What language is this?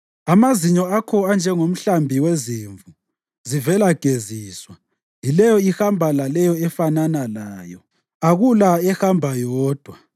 North Ndebele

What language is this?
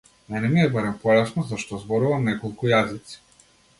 Macedonian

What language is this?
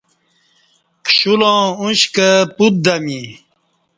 Kati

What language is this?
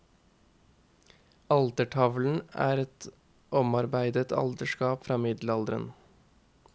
Norwegian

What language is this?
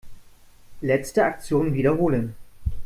German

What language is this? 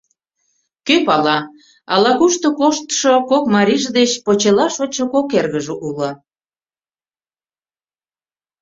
Mari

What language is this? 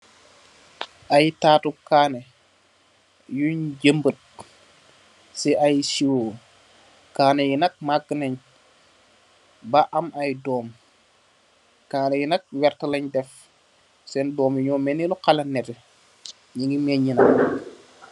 Wolof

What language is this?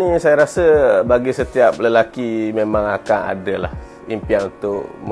Malay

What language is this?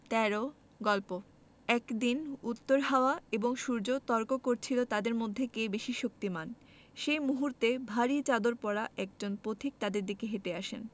Bangla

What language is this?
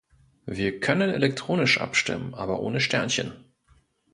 German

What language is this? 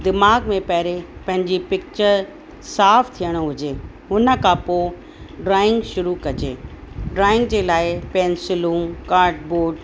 Sindhi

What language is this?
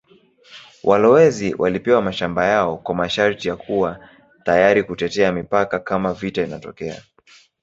Swahili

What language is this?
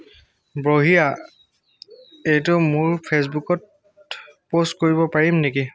Assamese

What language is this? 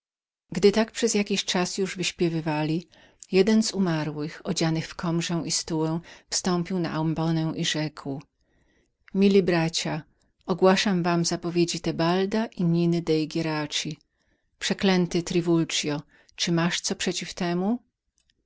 Polish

